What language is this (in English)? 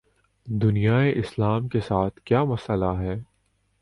Urdu